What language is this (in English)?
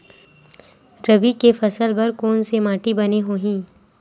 Chhattisgarhi